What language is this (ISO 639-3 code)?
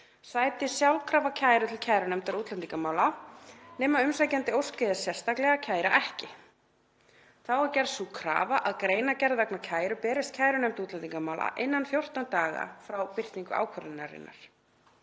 isl